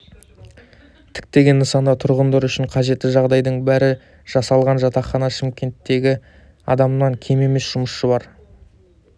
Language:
Kazakh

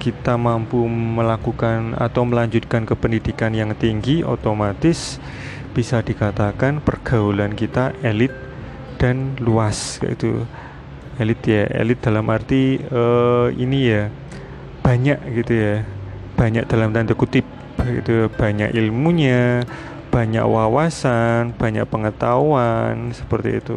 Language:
Indonesian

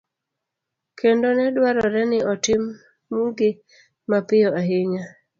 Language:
Luo (Kenya and Tanzania)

